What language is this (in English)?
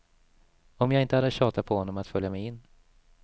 Swedish